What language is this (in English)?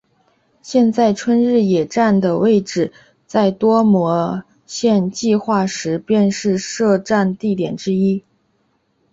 Chinese